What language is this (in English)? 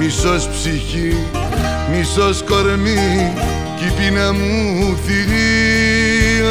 Greek